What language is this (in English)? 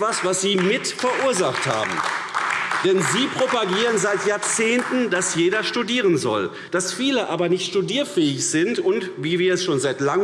German